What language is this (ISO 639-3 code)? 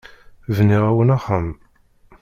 kab